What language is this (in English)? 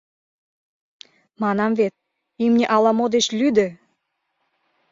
Mari